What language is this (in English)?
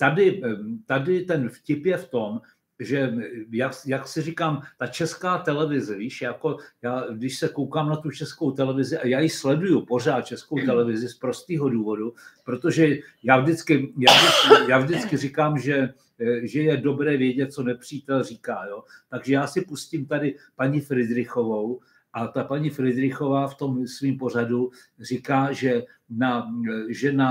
Czech